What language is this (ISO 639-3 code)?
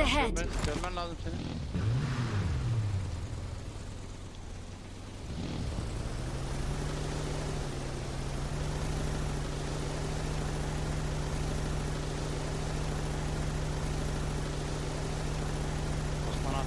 tur